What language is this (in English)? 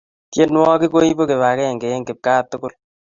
Kalenjin